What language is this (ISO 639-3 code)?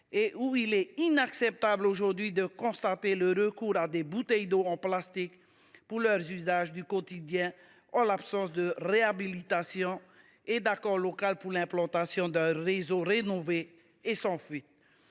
fra